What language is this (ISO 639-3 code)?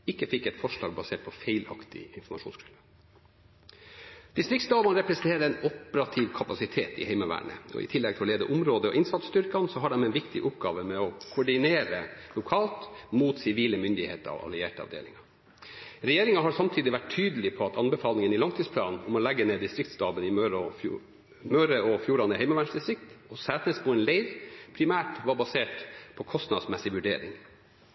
nob